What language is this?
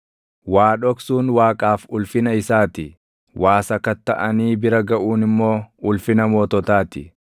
Oromo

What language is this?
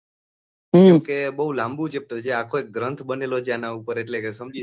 Gujarati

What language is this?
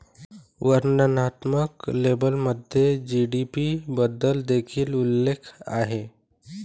Marathi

